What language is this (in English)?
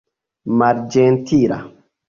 Esperanto